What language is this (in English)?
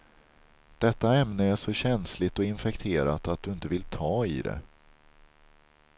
Swedish